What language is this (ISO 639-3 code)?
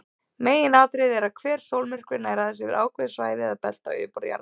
isl